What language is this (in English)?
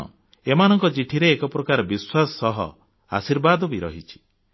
Odia